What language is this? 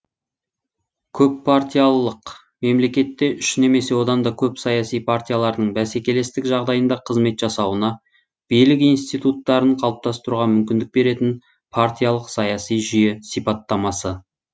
Kazakh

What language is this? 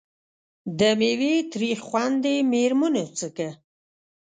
Pashto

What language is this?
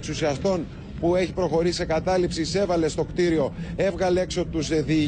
Greek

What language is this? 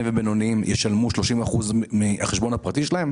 Hebrew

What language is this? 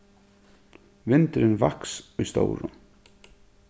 Faroese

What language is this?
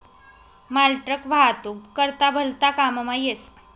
Marathi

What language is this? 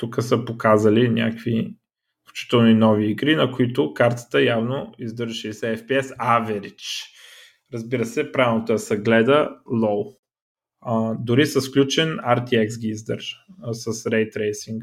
Bulgarian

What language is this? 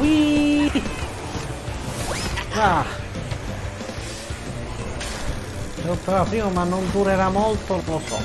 Italian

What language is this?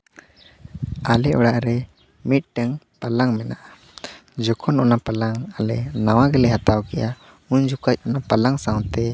Santali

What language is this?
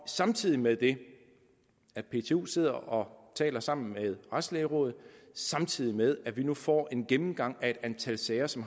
Danish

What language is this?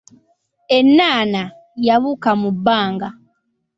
Ganda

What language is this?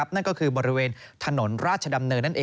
Thai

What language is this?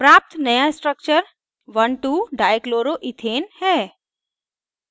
Hindi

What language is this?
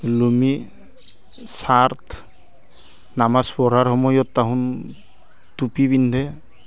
Assamese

